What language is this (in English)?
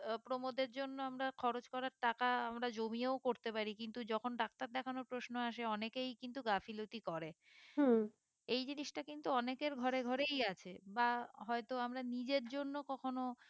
Bangla